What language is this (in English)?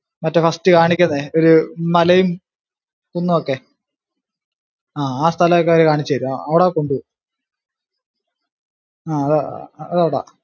Malayalam